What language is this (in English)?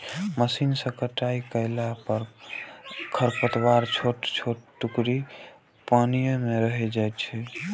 Maithili